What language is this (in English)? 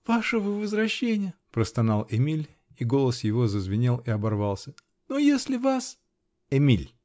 Russian